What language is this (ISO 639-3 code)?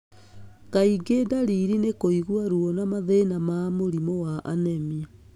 kik